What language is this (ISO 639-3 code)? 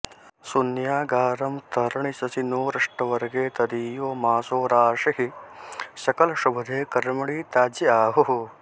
san